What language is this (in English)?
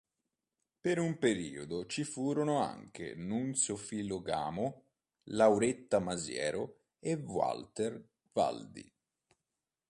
Italian